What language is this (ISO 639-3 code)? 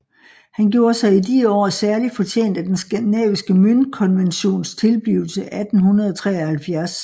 dan